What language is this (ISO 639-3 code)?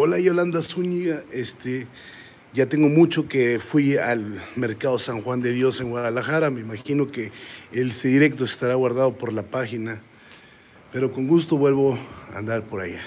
spa